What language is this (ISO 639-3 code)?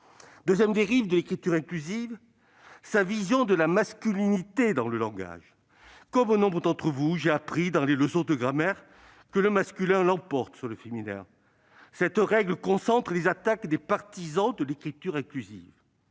fra